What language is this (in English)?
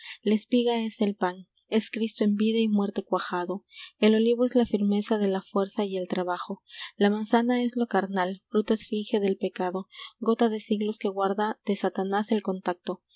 Spanish